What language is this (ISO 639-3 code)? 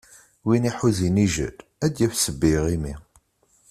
kab